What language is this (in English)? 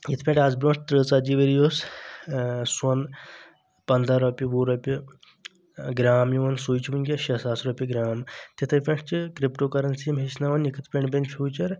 Kashmiri